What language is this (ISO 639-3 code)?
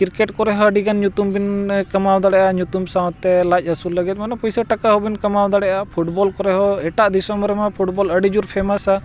sat